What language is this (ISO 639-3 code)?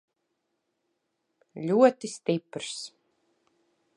lav